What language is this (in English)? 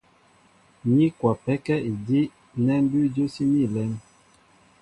Mbo (Cameroon)